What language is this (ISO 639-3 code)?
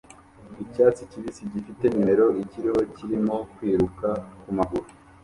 kin